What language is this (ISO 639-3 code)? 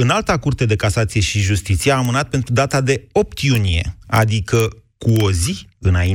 ron